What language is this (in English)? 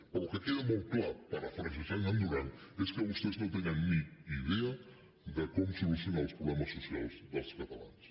Catalan